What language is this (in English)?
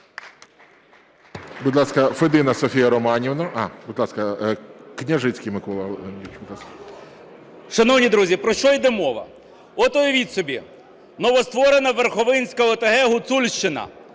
Ukrainian